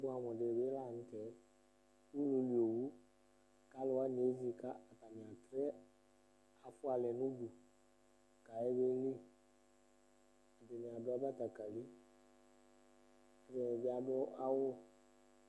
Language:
Ikposo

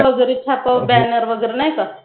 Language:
Marathi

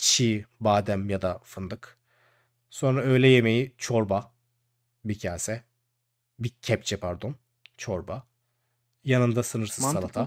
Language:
Turkish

